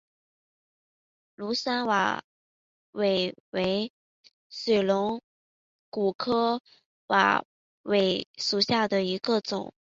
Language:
Chinese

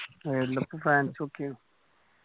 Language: Malayalam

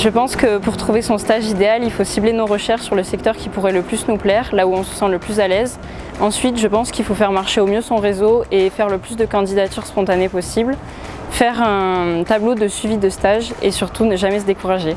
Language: French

